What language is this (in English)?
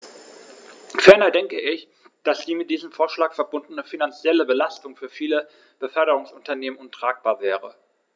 German